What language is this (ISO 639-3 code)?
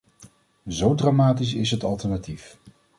nld